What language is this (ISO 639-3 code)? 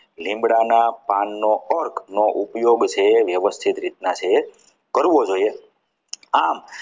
guj